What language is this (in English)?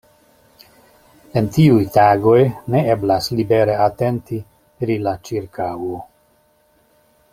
Esperanto